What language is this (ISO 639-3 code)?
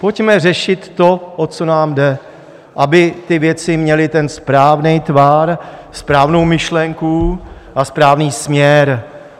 ces